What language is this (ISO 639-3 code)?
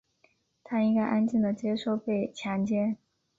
zho